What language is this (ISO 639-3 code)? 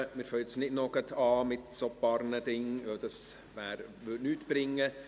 gsw